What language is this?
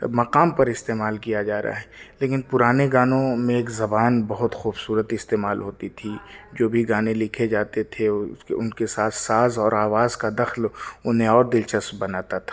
Urdu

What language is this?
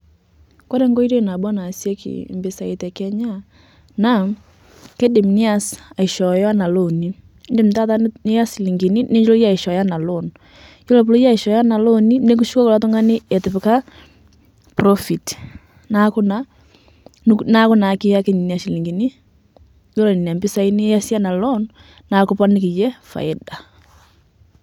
Masai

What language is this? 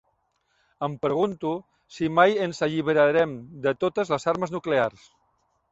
Catalan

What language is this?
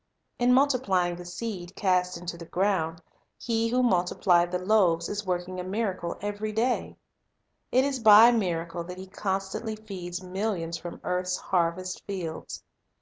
English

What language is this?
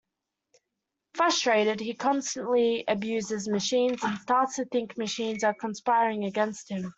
English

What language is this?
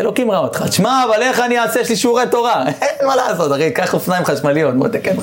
Hebrew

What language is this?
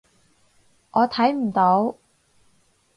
Cantonese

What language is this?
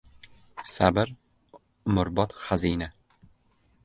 Uzbek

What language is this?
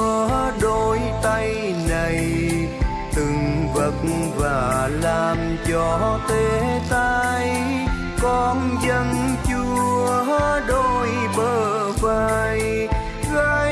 Vietnamese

